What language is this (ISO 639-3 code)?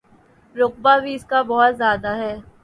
urd